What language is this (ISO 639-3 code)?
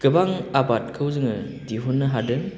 brx